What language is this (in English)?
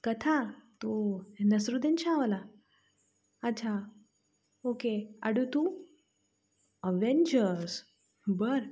Marathi